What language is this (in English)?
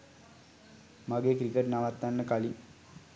Sinhala